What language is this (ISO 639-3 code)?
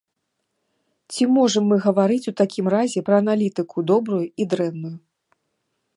bel